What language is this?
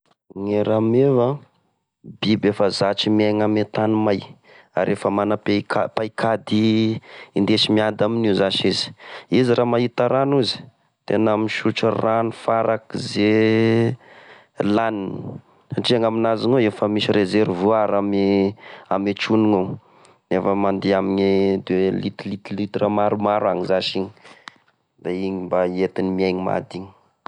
Tesaka Malagasy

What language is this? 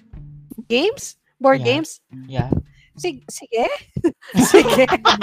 Filipino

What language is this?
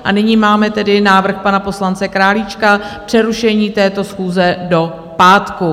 Czech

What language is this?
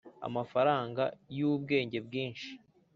Kinyarwanda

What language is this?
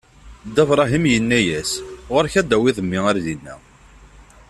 Kabyle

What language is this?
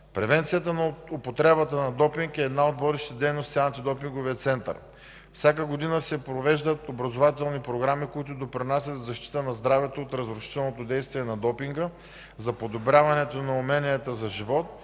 Bulgarian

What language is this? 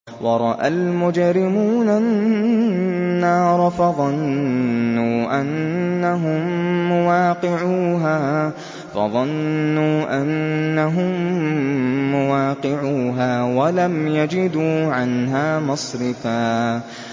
Arabic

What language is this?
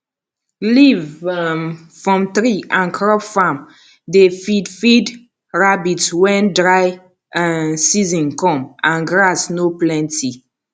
Nigerian Pidgin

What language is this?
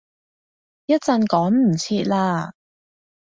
Cantonese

